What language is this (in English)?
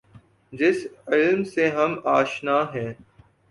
Urdu